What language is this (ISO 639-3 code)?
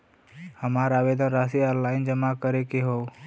bho